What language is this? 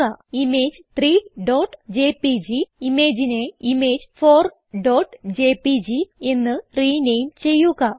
Malayalam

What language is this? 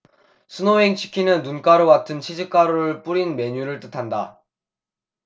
Korean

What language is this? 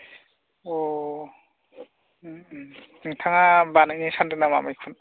Bodo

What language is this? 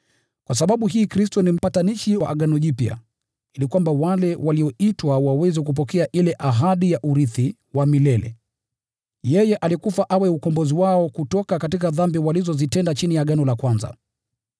Swahili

